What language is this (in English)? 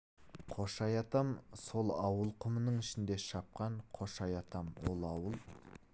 Kazakh